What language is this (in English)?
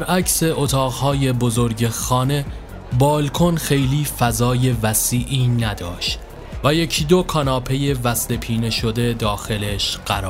Persian